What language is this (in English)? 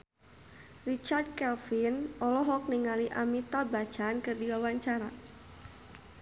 Sundanese